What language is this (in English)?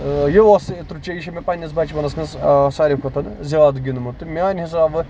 Kashmiri